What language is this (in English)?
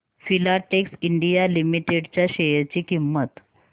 Marathi